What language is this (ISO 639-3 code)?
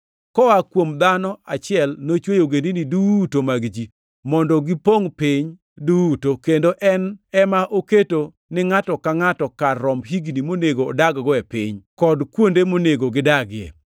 luo